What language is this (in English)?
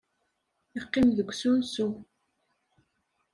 Kabyle